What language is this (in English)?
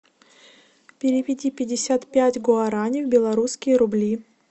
Russian